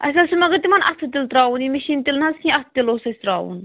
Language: Kashmiri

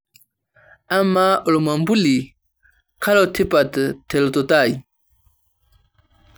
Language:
Masai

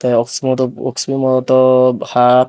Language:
Chakma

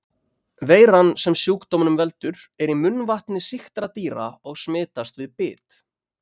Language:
Icelandic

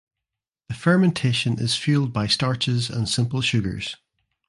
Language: English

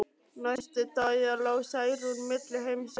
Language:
Icelandic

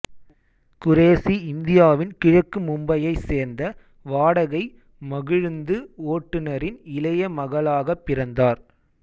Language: Tamil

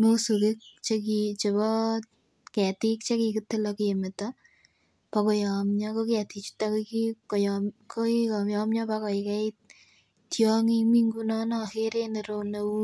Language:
Kalenjin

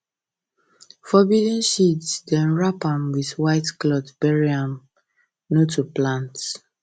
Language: Nigerian Pidgin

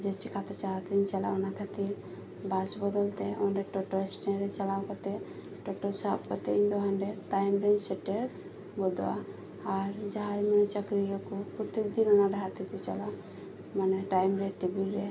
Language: Santali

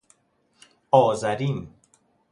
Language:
Persian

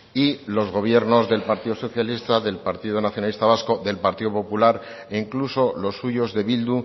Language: Spanish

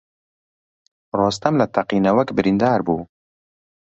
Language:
Central Kurdish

